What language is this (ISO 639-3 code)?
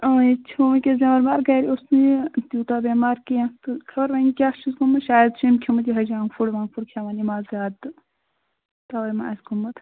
kas